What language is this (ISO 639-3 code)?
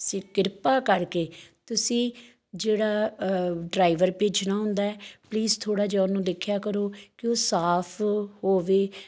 pan